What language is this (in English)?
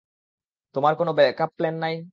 Bangla